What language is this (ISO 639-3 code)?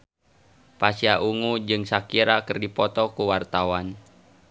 sun